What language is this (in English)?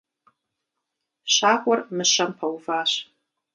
Kabardian